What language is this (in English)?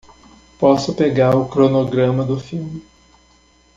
Portuguese